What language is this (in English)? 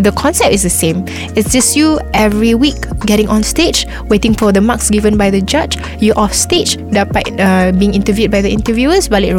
Malay